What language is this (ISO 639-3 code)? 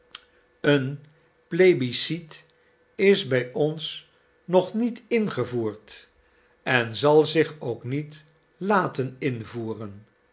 nld